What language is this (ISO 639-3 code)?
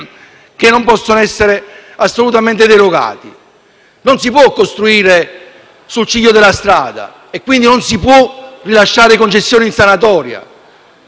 ita